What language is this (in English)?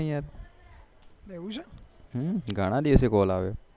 Gujarati